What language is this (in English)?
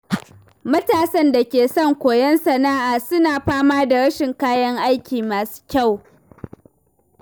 Hausa